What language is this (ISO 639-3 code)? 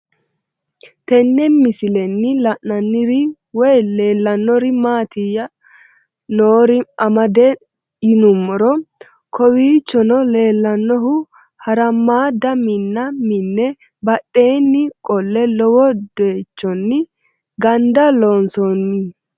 sid